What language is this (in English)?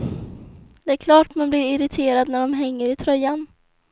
Swedish